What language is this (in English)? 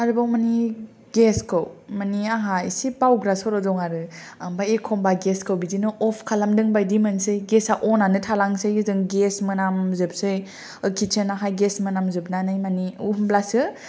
Bodo